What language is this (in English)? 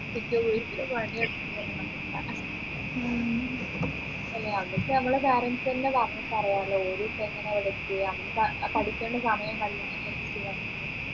Malayalam